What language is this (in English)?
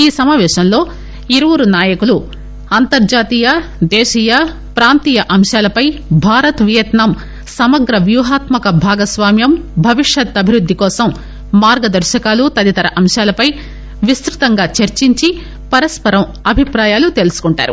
Telugu